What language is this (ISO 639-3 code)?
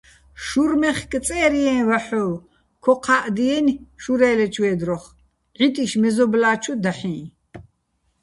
bbl